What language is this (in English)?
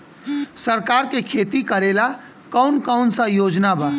Bhojpuri